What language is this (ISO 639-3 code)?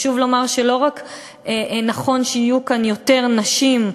heb